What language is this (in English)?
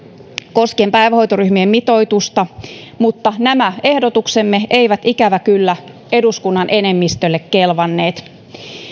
Finnish